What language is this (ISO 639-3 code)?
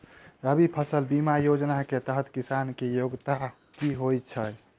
mai